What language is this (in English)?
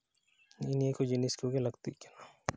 Santali